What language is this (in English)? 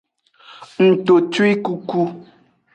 Aja (Benin)